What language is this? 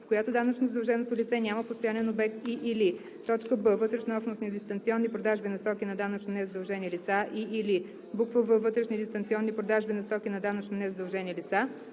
Bulgarian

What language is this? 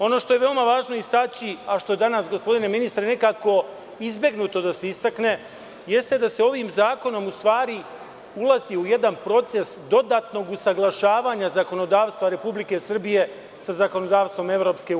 Serbian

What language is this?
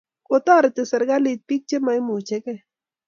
Kalenjin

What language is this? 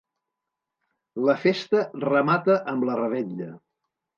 Catalan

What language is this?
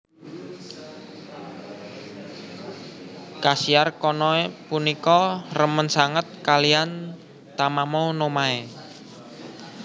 Javanese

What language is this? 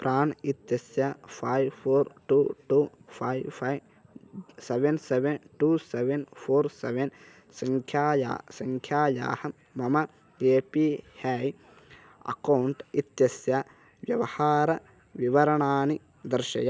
Sanskrit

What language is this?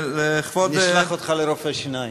Hebrew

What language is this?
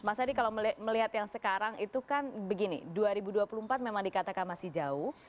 Indonesian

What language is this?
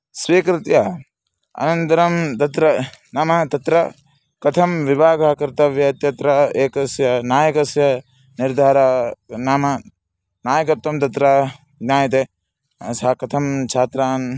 Sanskrit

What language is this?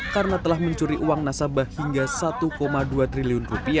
Indonesian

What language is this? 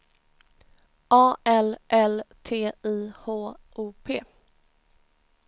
Swedish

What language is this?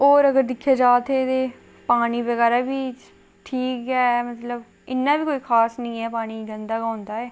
Dogri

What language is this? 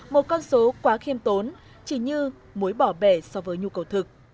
Vietnamese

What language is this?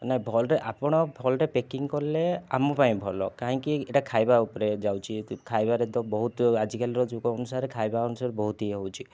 Odia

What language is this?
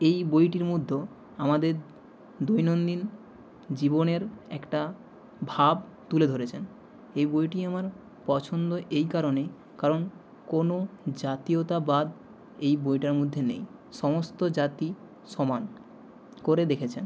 Bangla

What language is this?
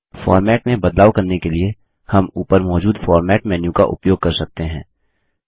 Hindi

